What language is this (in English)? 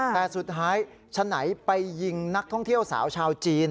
Thai